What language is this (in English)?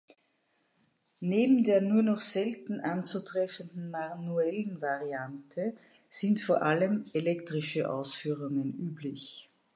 German